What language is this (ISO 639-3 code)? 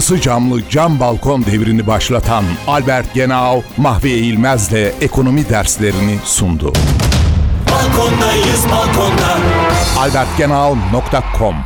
tur